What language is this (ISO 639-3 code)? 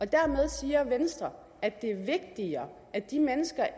dan